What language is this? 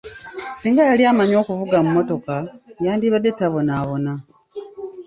Ganda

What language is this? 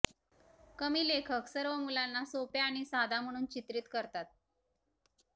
Marathi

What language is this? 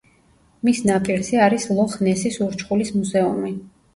Georgian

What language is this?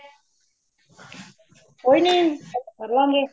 Punjabi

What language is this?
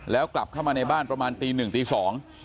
Thai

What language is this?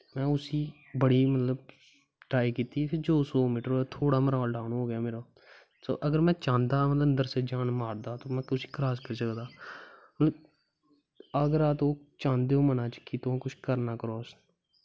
Dogri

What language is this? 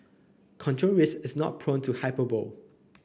English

